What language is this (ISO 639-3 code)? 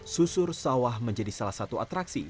ind